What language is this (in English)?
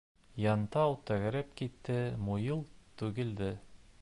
Bashkir